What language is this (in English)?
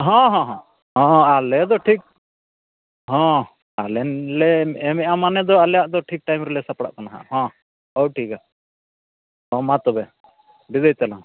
Santali